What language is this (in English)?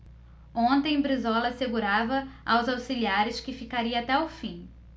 Portuguese